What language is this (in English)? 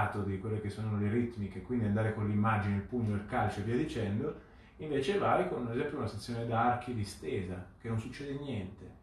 Italian